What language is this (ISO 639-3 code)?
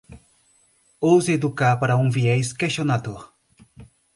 por